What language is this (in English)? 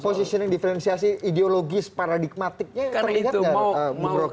Indonesian